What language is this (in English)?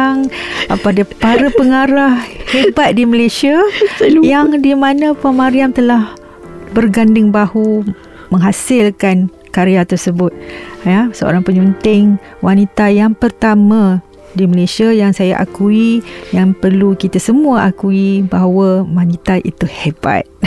Malay